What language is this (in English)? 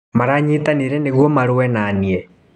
Kikuyu